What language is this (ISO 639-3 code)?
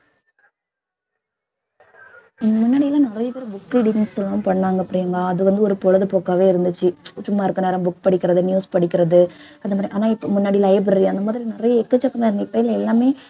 tam